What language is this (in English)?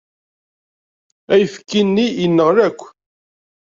Kabyle